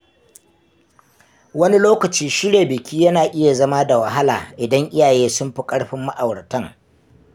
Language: Hausa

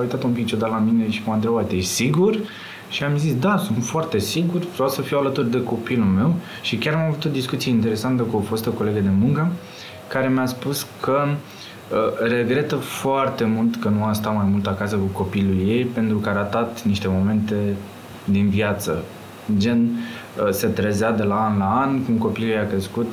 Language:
Romanian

